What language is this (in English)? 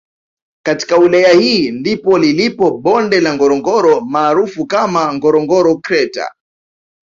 Swahili